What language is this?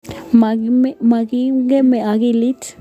Kalenjin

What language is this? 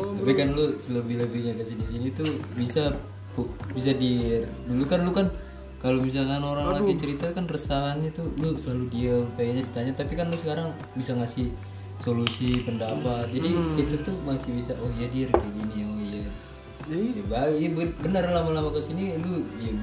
Indonesian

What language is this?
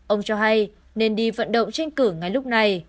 Vietnamese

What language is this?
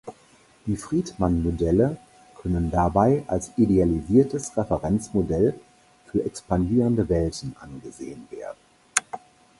German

